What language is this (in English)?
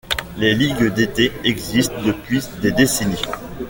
French